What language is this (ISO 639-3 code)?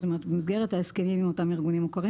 heb